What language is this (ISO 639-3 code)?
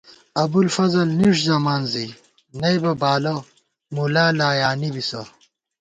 gwt